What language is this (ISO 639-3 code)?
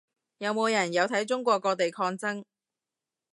yue